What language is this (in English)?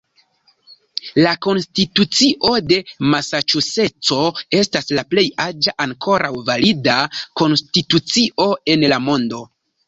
Esperanto